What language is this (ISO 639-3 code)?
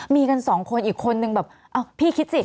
tha